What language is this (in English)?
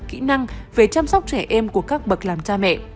Vietnamese